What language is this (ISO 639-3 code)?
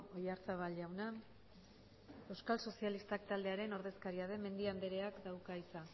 eus